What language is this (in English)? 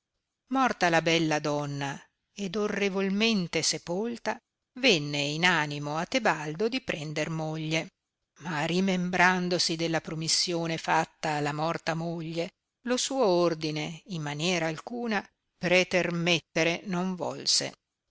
Italian